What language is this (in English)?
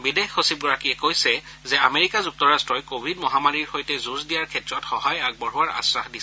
Assamese